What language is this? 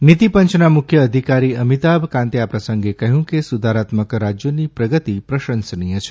Gujarati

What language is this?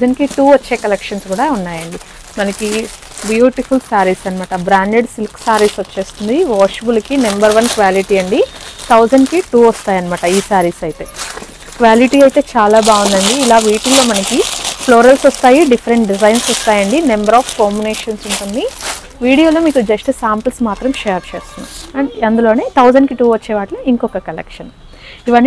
Telugu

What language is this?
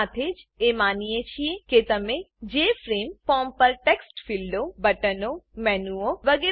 Gujarati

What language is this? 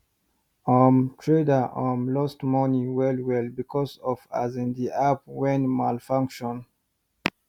Nigerian Pidgin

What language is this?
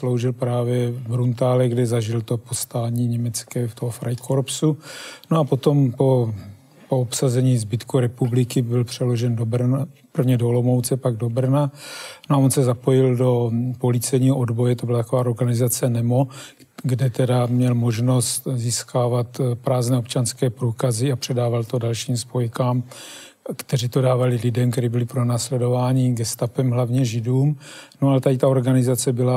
Czech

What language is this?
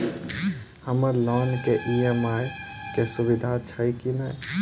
Maithili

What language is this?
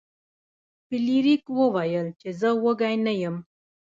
Pashto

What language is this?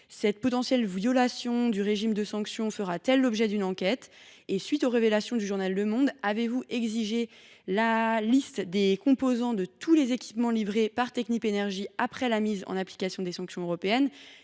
French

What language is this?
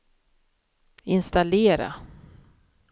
Swedish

